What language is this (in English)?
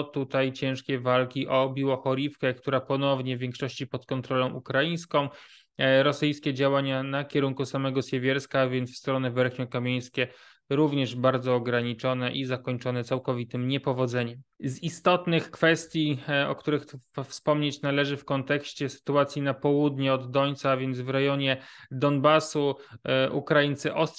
Polish